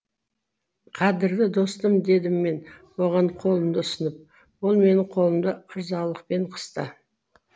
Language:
Kazakh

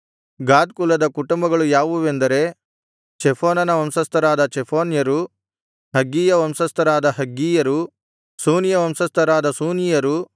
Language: Kannada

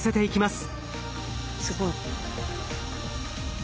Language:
Japanese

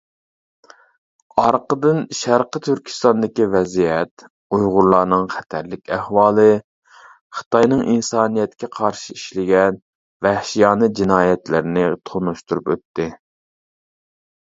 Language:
Uyghur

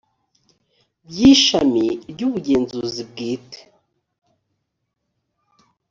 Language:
Kinyarwanda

